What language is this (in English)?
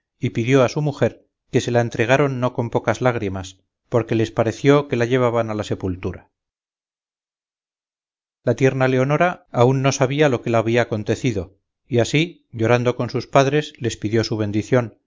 Spanish